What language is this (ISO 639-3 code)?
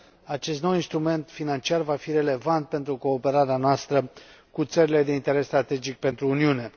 ron